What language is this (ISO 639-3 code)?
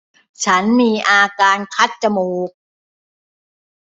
tha